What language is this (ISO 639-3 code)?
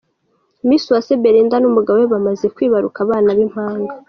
kin